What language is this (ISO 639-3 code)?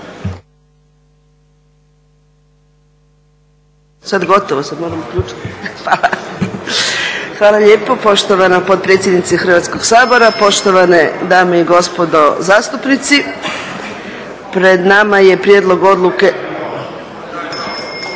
hrv